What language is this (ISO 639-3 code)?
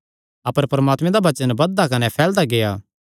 xnr